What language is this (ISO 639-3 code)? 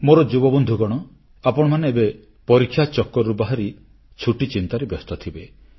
ori